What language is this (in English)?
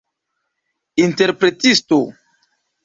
Esperanto